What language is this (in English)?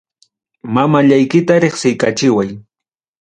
Ayacucho Quechua